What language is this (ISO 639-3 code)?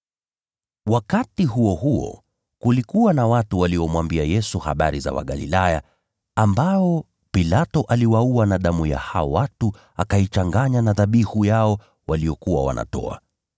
swa